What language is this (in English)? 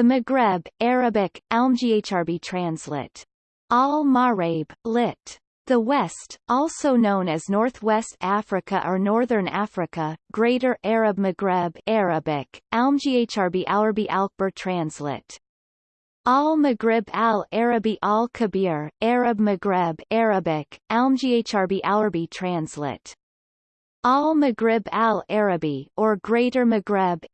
English